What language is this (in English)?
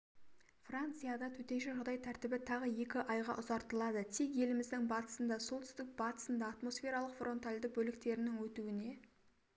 Kazakh